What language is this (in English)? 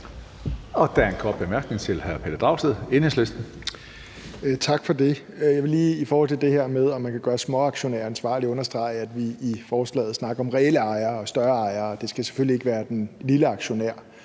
Danish